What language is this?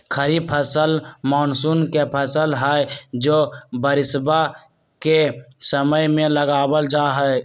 Magahi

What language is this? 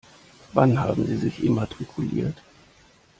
German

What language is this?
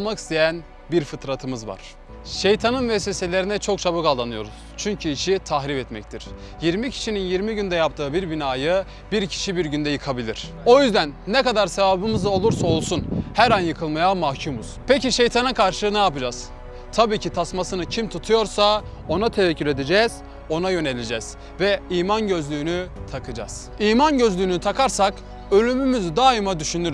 Turkish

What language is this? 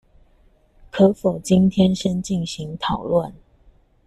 Chinese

